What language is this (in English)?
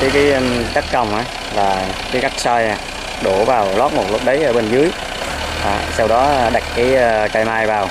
Vietnamese